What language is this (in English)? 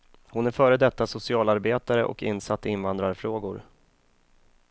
Swedish